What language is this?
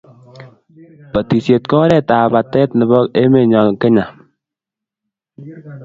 Kalenjin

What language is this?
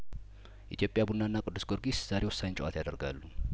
Amharic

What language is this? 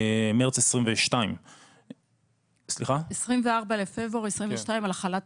Hebrew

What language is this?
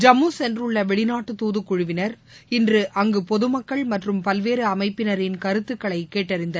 Tamil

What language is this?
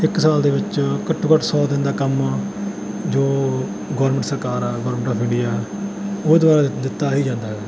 Punjabi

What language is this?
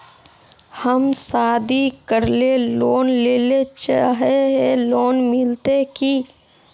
Magahi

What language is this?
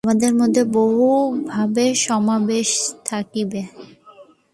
Bangla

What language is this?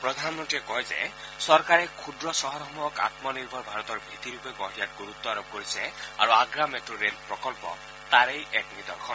Assamese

